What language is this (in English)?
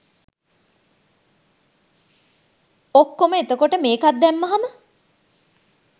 Sinhala